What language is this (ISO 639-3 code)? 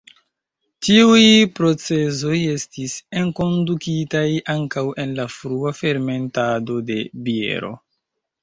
epo